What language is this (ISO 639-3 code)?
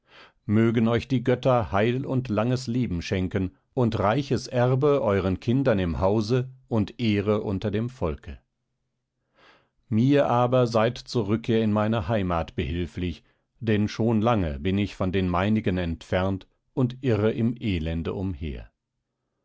deu